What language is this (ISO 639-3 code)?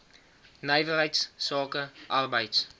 afr